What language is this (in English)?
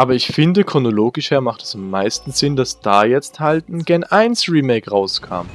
German